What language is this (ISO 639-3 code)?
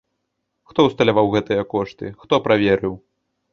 bel